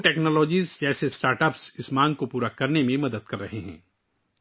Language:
Urdu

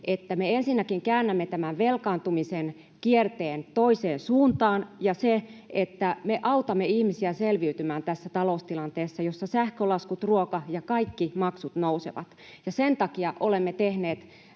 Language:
Finnish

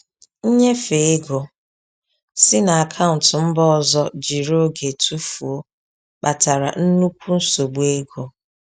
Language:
Igbo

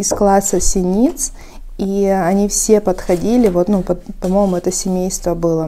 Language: Russian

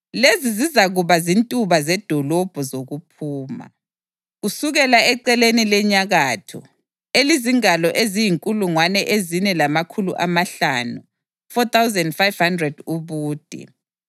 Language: North Ndebele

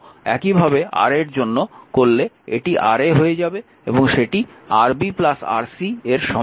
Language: Bangla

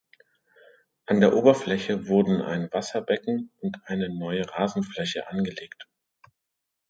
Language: German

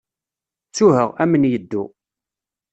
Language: Kabyle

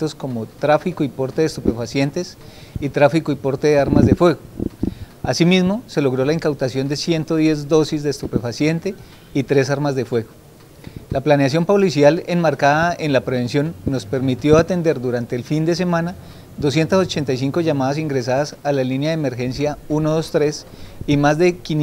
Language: Spanish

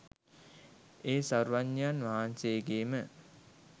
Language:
Sinhala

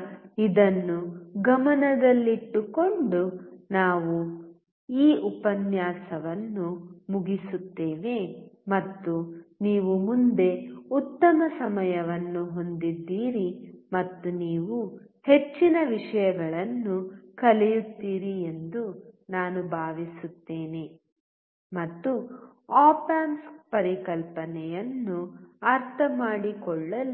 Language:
Kannada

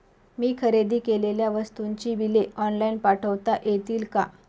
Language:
Marathi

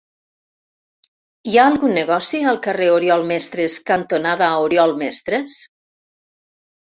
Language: Catalan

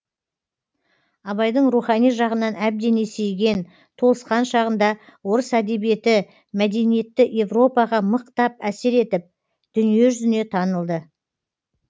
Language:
Kazakh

